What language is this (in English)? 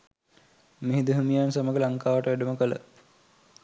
Sinhala